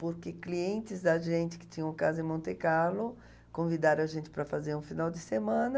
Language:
Portuguese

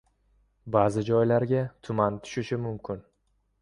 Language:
Uzbek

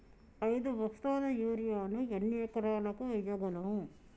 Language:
Telugu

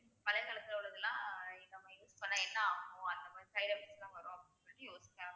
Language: Tamil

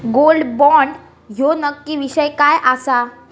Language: Marathi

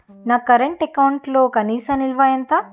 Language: Telugu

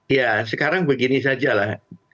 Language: Indonesian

